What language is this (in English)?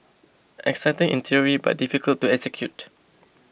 English